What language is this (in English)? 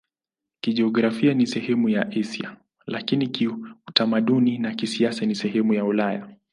Swahili